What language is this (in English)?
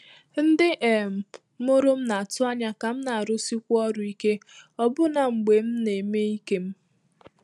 Igbo